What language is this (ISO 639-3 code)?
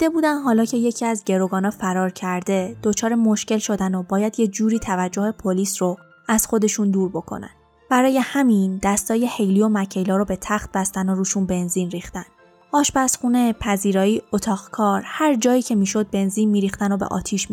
fas